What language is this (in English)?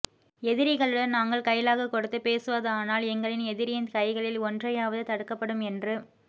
Tamil